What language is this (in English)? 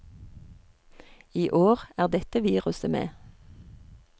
Norwegian